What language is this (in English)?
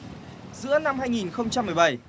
Vietnamese